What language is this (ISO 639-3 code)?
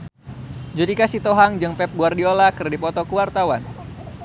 sun